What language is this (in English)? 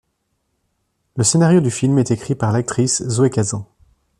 French